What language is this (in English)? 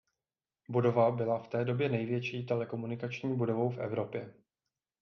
Czech